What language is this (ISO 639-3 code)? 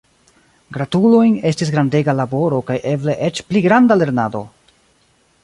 epo